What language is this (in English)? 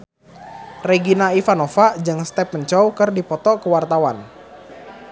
Sundanese